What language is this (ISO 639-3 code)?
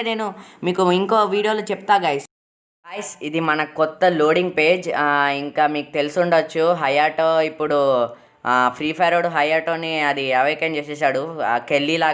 ind